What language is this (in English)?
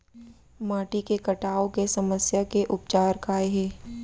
Chhattisgarhi